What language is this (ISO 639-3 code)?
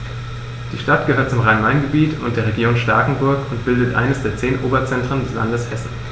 deu